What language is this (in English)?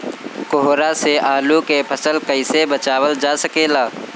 Bhojpuri